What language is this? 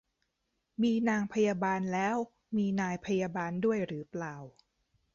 Thai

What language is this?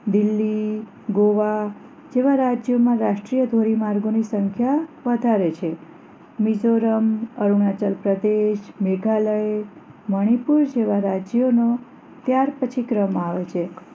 Gujarati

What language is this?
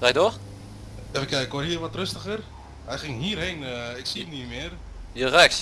Dutch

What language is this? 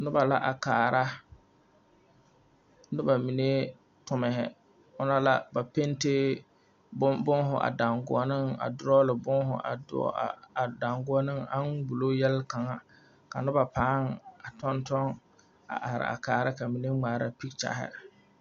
Southern Dagaare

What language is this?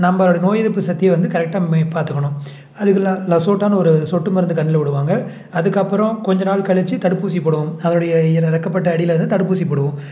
Tamil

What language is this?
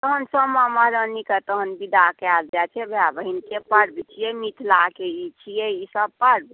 Maithili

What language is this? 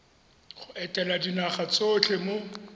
Tswana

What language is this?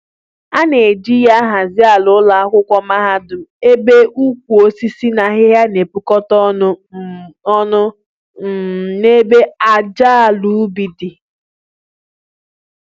Igbo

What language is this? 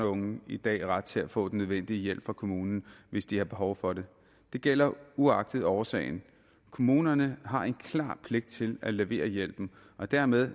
Danish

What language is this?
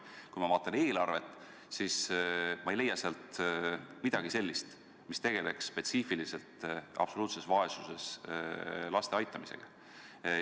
Estonian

